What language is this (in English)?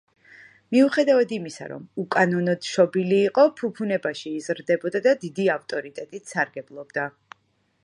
Georgian